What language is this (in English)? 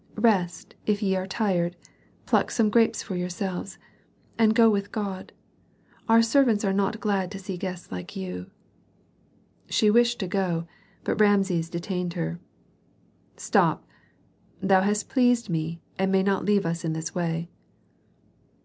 English